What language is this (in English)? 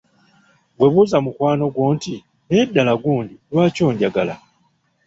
Ganda